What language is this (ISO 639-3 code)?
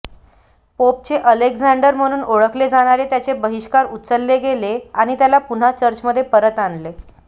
mar